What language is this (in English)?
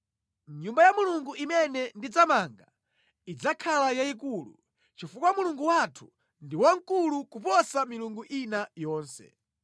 Nyanja